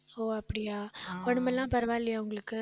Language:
Tamil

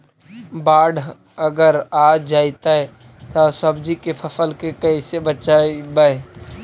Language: Magahi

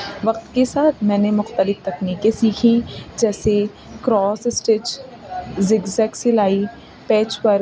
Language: Urdu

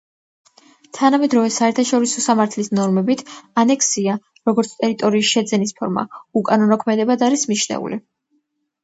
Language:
Georgian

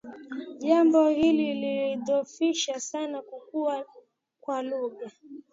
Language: Swahili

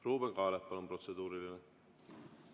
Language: Estonian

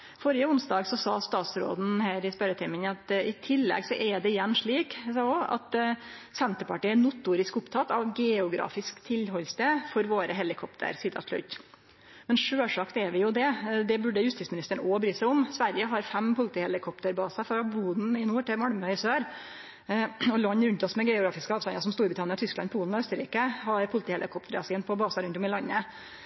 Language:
Norwegian Nynorsk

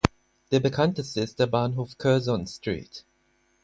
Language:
German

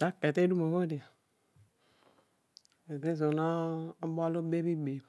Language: Odual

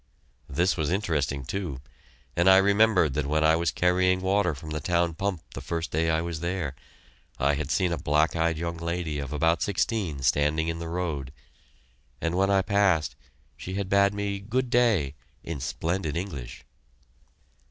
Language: English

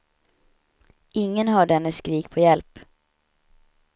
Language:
Swedish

